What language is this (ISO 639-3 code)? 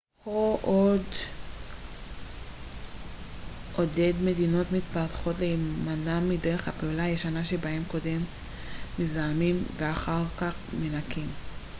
heb